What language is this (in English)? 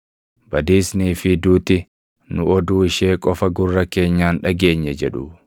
Oromo